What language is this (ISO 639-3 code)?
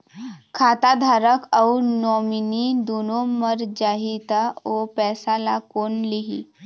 hne